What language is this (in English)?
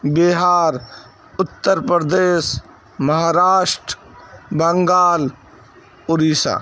Urdu